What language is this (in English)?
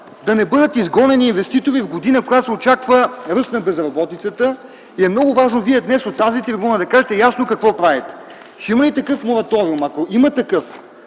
Bulgarian